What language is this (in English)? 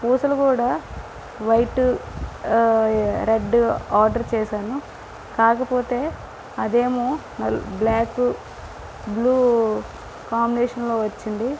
Telugu